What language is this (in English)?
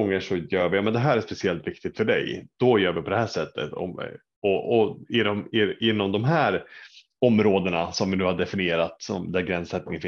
Swedish